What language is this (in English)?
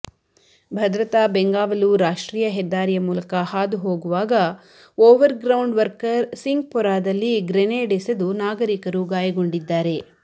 Kannada